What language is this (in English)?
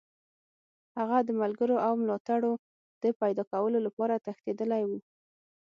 Pashto